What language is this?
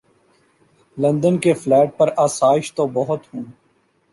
Urdu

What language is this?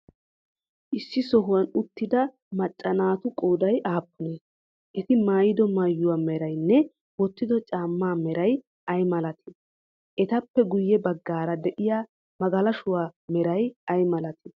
Wolaytta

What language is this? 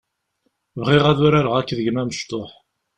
Kabyle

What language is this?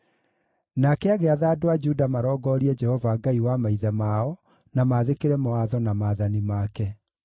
Kikuyu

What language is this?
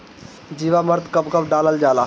Bhojpuri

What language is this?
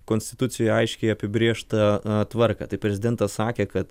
Lithuanian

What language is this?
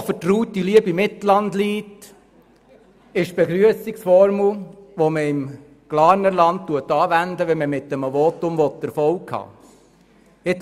Swiss German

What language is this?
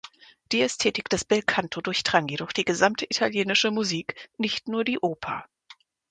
German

